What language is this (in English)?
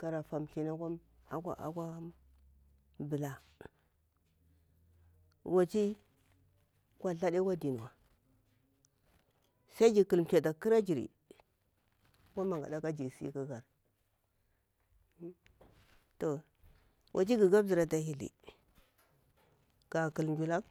Bura-Pabir